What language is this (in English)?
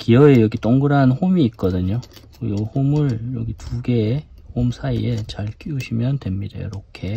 Korean